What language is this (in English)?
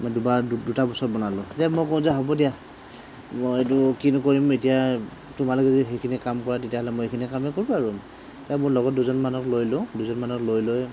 Assamese